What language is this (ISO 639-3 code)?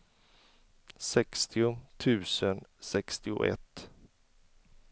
swe